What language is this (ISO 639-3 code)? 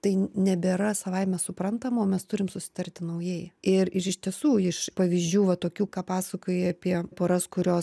lit